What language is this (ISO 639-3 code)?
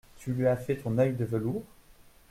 fra